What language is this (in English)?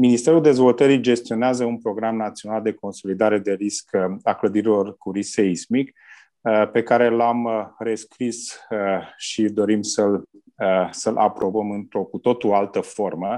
Romanian